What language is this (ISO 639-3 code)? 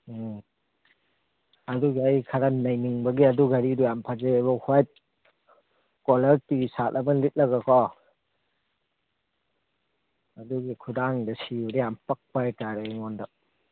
mni